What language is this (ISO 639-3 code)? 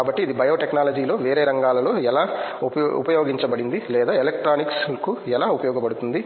tel